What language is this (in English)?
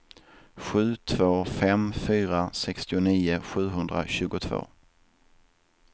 Swedish